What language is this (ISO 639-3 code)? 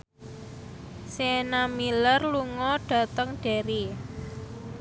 jav